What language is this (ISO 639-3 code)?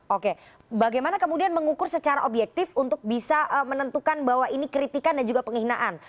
ind